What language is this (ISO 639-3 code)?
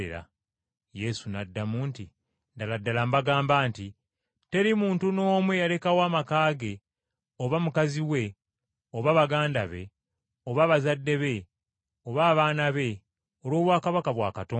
lug